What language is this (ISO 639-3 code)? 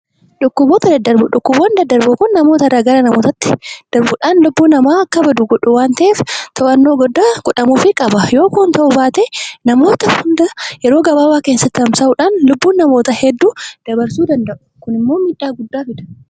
orm